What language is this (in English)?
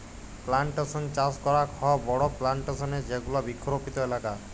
Bangla